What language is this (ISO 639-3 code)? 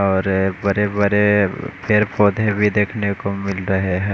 hin